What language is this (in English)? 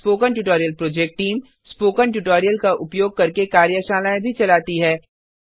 Hindi